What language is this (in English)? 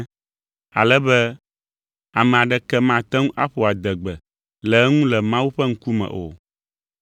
Ewe